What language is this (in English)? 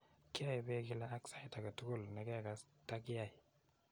Kalenjin